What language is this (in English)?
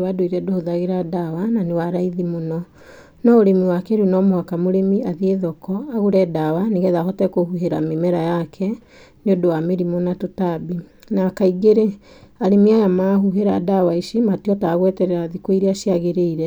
Kikuyu